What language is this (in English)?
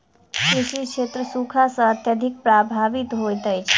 Maithili